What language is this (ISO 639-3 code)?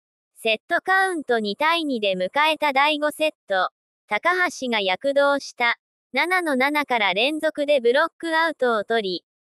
jpn